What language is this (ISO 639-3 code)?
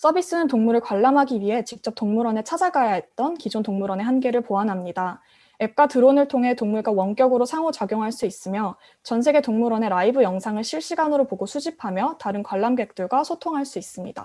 kor